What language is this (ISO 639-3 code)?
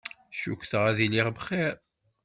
kab